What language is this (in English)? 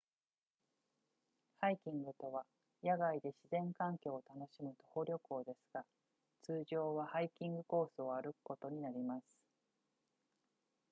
Japanese